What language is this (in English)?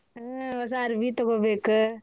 Kannada